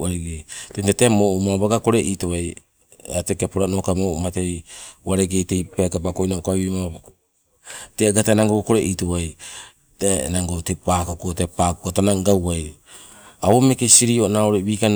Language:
Sibe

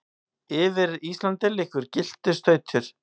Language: Icelandic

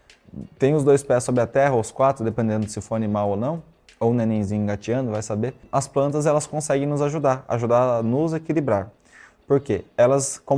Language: Portuguese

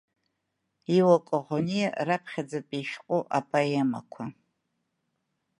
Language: Abkhazian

